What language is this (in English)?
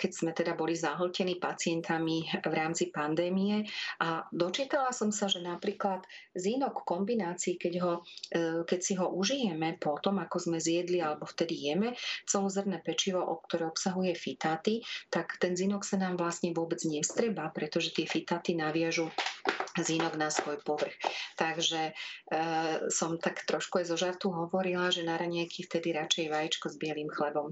Slovak